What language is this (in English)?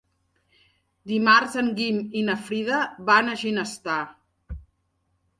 Catalan